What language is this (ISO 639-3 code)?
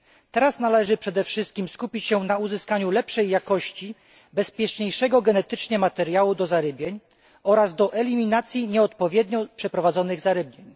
pol